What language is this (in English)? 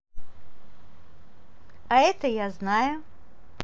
Russian